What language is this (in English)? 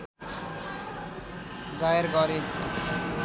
Nepali